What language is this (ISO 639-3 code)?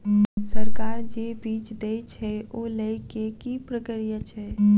mai